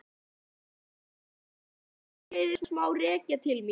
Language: Icelandic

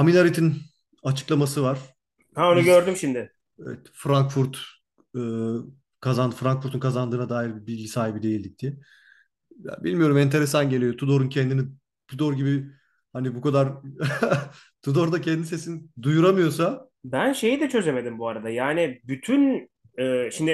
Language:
Turkish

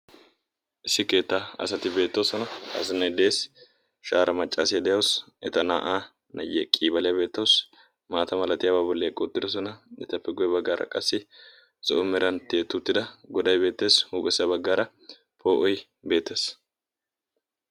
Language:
Wolaytta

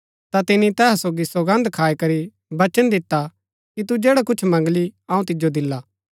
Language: Gaddi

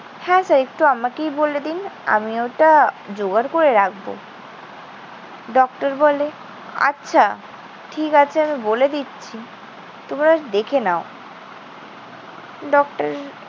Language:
Bangla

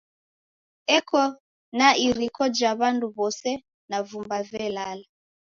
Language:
Taita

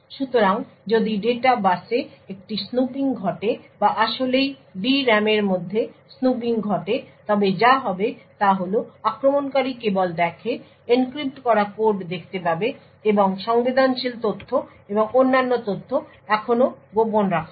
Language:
Bangla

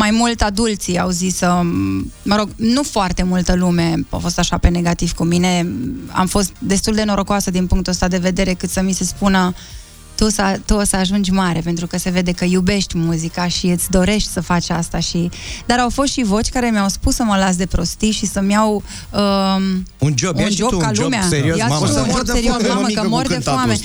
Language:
Romanian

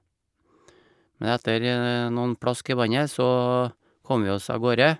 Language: Norwegian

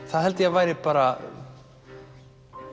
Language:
Icelandic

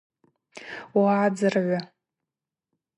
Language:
Abaza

